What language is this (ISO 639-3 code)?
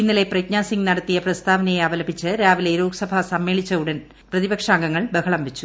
mal